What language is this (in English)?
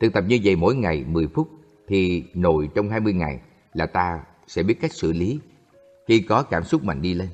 Vietnamese